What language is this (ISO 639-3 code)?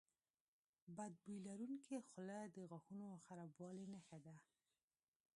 pus